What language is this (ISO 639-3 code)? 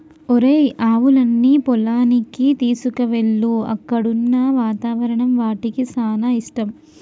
tel